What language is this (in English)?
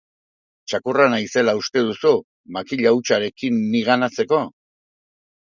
Basque